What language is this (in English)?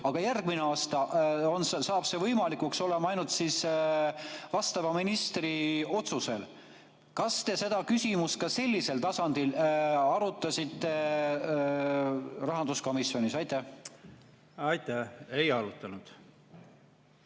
Estonian